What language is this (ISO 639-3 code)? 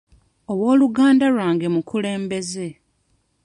lug